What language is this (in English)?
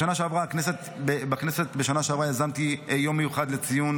Hebrew